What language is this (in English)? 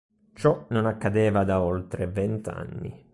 Italian